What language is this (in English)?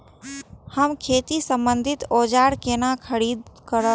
Maithili